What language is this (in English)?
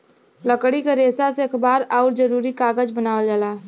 Bhojpuri